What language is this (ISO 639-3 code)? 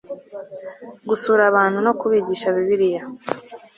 kin